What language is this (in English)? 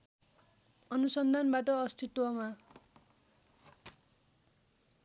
Nepali